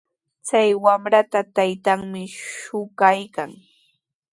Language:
Sihuas Ancash Quechua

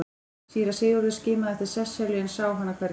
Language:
Icelandic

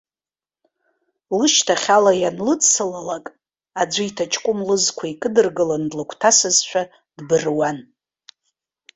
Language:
Abkhazian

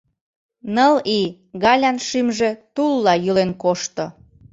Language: Mari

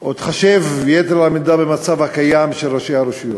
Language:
Hebrew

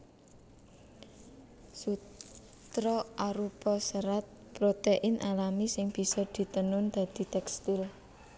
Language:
Javanese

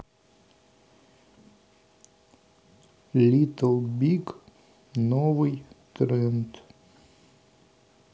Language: Russian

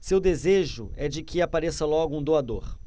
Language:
Portuguese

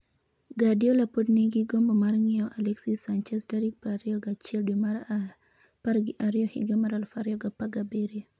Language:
Luo (Kenya and Tanzania)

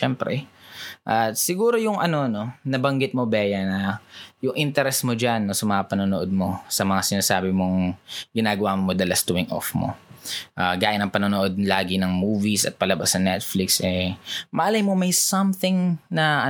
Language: Filipino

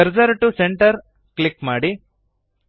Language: Kannada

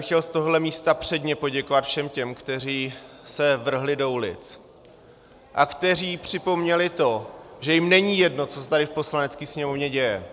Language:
Czech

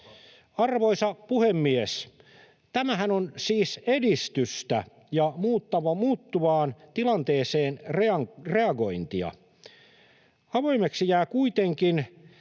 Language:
Finnish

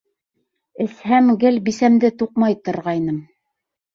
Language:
Bashkir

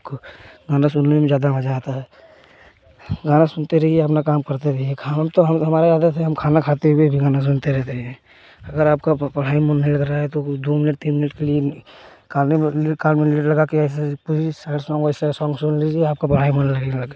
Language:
Hindi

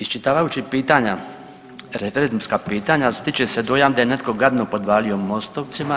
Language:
Croatian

